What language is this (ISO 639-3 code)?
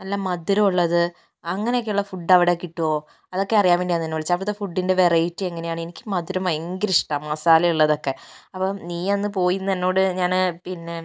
mal